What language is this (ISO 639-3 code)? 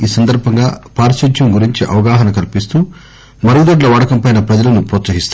tel